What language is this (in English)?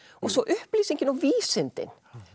Icelandic